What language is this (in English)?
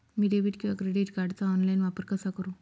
Marathi